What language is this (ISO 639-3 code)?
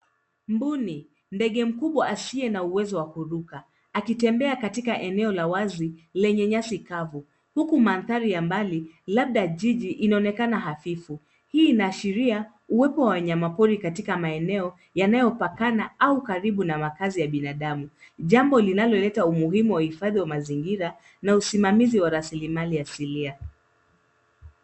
swa